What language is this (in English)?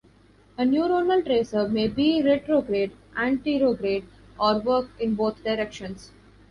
English